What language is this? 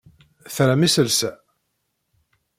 Kabyle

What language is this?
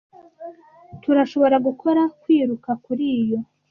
Kinyarwanda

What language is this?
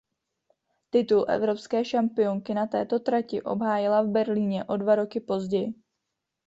Czech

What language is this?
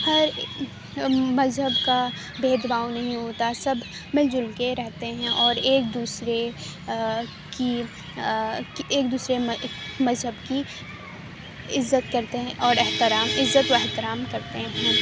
Urdu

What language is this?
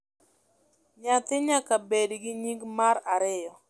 Luo (Kenya and Tanzania)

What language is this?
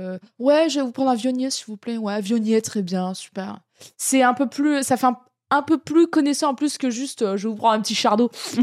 French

